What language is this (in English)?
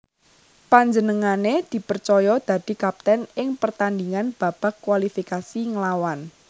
Javanese